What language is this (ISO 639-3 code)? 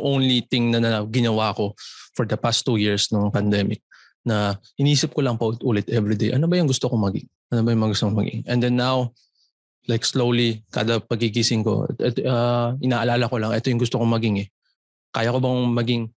fil